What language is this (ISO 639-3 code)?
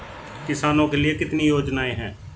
hin